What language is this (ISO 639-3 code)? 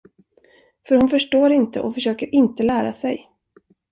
swe